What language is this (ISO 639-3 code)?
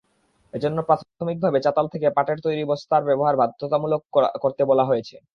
ben